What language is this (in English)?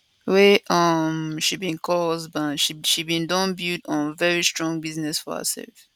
Nigerian Pidgin